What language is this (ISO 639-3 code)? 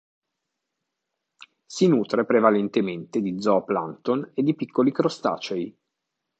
ita